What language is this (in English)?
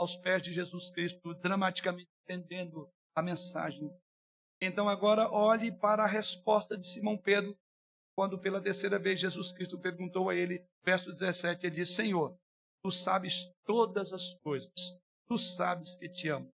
Portuguese